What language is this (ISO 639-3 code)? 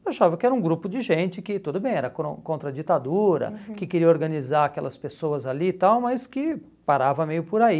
por